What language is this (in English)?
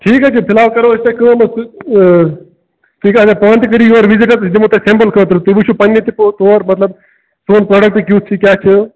Kashmiri